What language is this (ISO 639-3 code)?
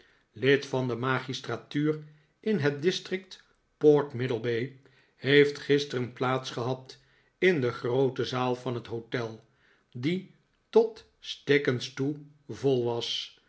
nld